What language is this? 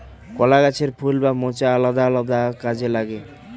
Bangla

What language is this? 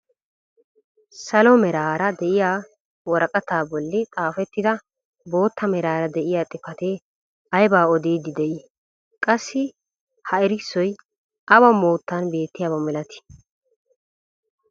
Wolaytta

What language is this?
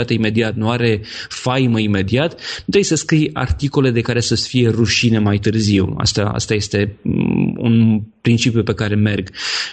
Romanian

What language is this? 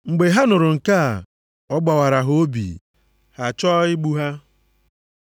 Igbo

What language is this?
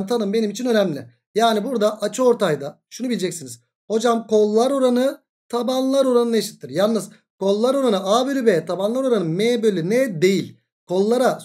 Turkish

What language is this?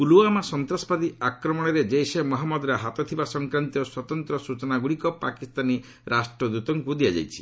Odia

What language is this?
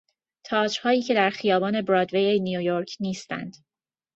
Persian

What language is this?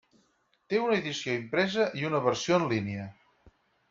Catalan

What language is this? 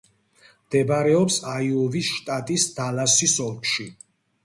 Georgian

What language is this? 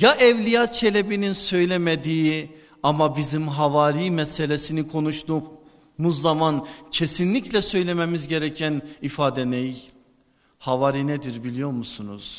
Turkish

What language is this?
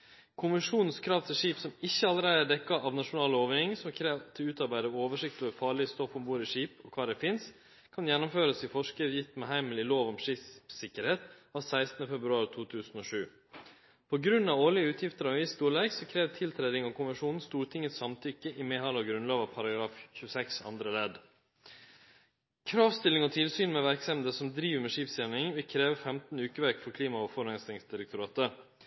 Norwegian Nynorsk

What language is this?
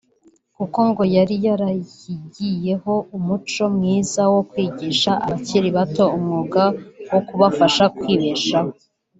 Kinyarwanda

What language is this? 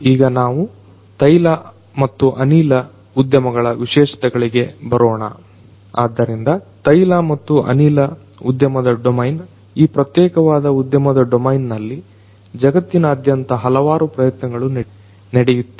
Kannada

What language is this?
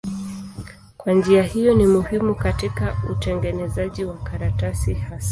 Swahili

